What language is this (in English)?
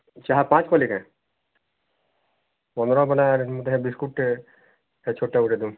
Odia